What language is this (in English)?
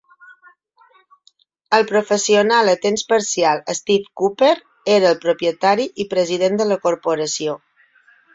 Catalan